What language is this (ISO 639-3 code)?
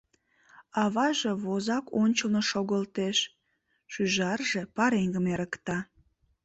chm